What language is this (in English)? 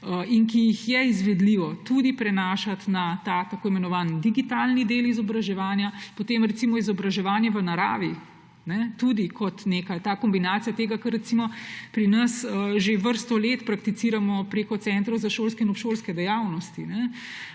Slovenian